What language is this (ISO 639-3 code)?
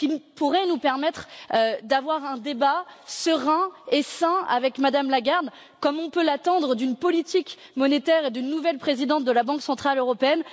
fra